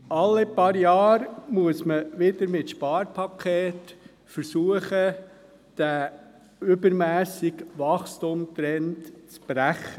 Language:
Swiss German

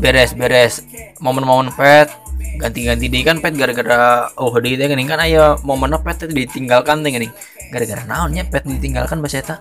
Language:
Indonesian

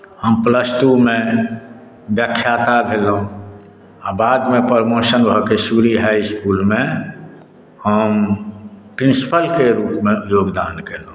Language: Maithili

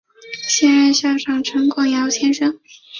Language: Chinese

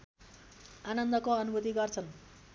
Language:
Nepali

